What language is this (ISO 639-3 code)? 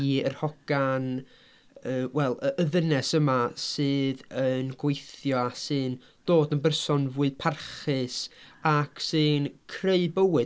cym